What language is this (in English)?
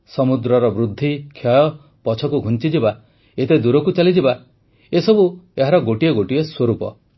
Odia